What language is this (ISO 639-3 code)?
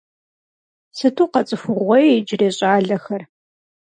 kbd